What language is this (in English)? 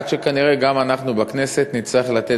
Hebrew